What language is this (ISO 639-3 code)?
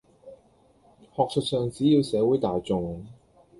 yue